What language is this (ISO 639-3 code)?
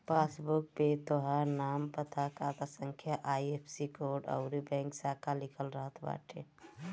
bho